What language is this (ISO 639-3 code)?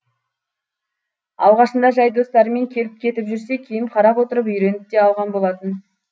kaz